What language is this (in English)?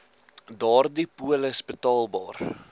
Afrikaans